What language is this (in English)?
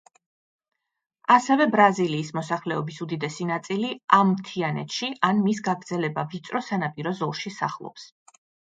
Georgian